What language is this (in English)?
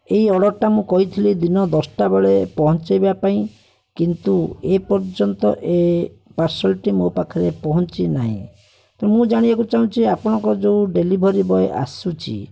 Odia